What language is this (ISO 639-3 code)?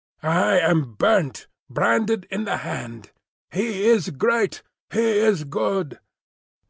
eng